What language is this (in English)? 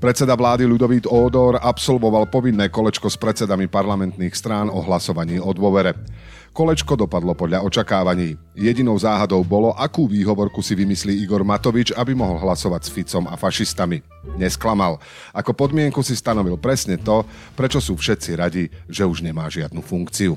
Slovak